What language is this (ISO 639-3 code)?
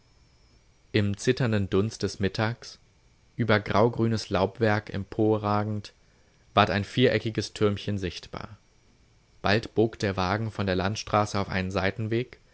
deu